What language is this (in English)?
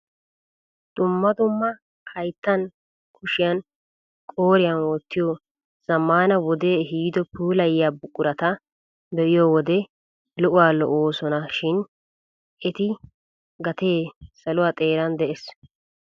Wolaytta